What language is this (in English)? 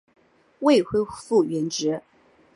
Chinese